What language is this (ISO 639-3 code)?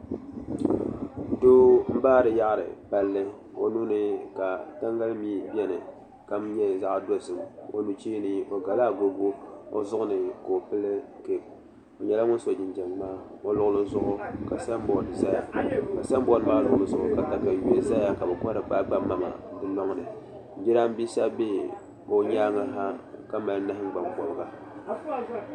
dag